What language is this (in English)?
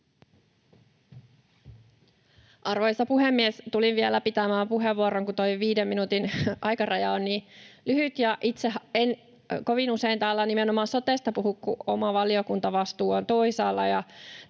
Finnish